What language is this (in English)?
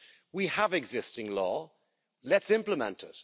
English